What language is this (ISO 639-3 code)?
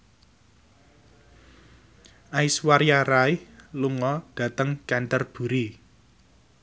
jav